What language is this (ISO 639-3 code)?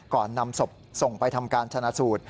tha